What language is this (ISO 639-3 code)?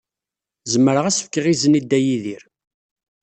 kab